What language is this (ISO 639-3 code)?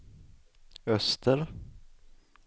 swe